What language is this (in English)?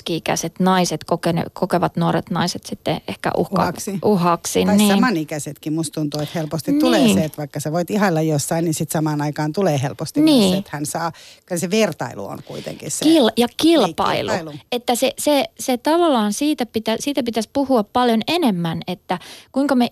Finnish